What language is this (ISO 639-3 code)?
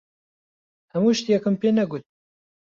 ckb